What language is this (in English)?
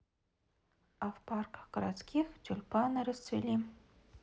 Russian